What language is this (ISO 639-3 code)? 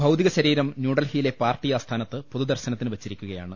mal